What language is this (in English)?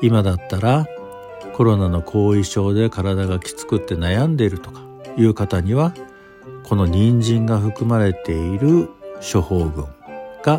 Japanese